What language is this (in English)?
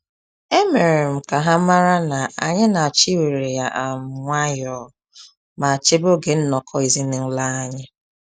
Igbo